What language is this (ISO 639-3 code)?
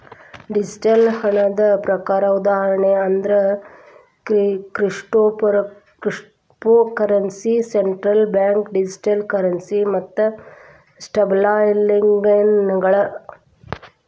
kan